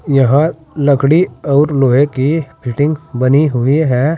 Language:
Hindi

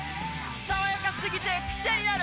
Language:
Japanese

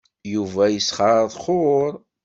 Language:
Kabyle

